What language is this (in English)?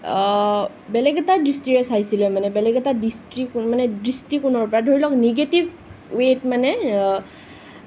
Assamese